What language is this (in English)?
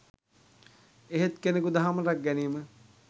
Sinhala